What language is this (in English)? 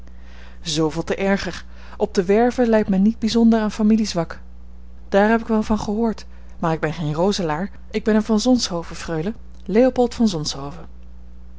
Dutch